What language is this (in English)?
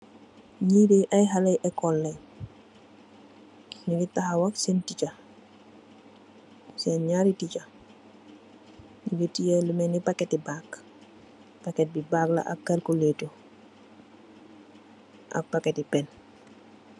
Wolof